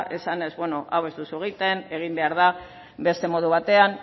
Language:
Basque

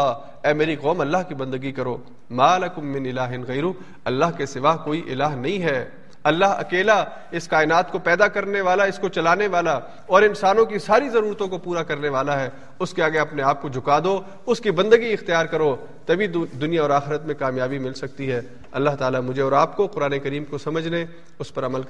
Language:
Urdu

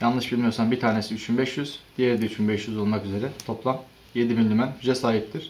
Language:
Turkish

